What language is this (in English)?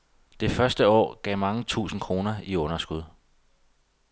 Danish